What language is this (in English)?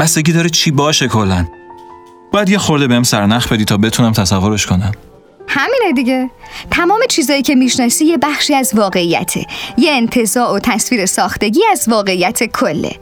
Persian